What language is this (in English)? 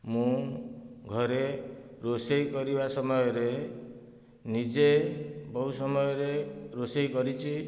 Odia